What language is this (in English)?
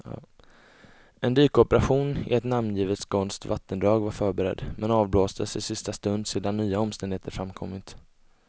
Swedish